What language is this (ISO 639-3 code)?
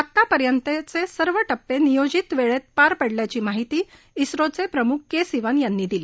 mar